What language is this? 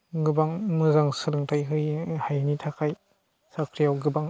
Bodo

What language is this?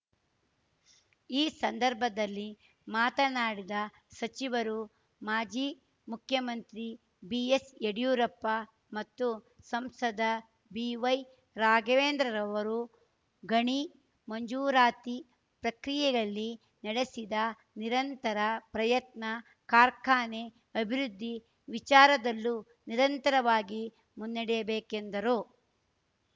Kannada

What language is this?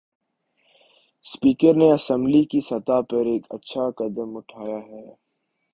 Urdu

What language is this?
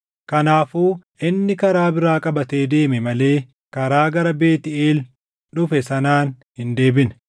Oromo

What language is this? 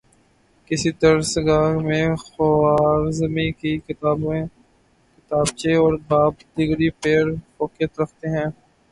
Urdu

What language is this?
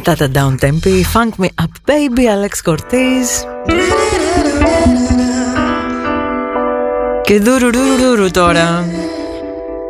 Greek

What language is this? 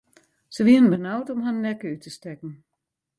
Western Frisian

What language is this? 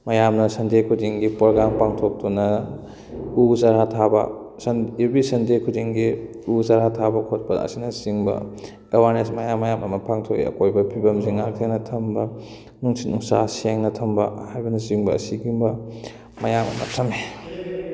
Manipuri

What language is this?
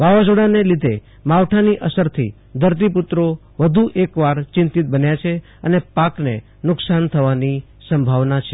Gujarati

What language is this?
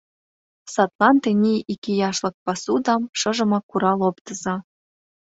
Mari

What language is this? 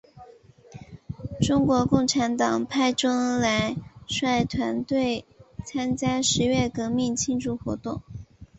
Chinese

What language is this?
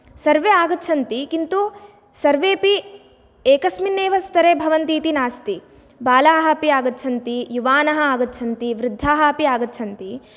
Sanskrit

